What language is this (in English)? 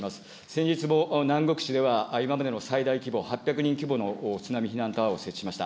Japanese